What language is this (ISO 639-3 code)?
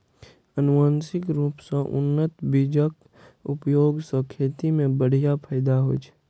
mai